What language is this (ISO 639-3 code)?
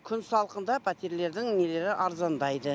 kaz